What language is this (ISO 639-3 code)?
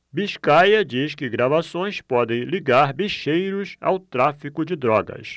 por